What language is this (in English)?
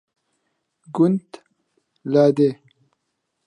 Central Kurdish